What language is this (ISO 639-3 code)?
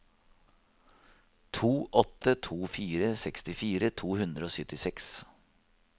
nor